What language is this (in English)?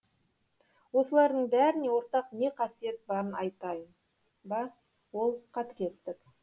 Kazakh